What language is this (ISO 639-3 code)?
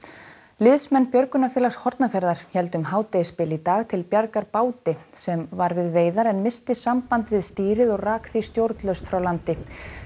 isl